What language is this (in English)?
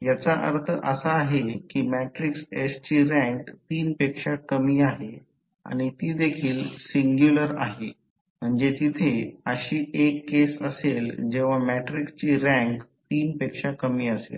Marathi